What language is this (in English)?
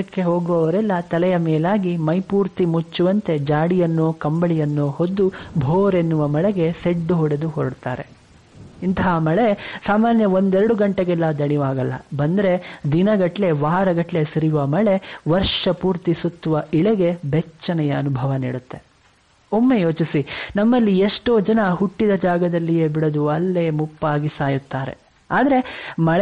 Kannada